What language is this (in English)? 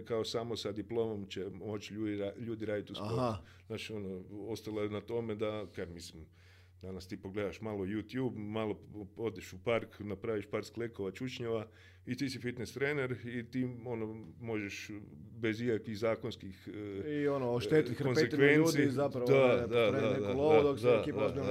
Croatian